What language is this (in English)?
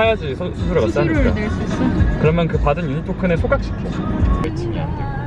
Korean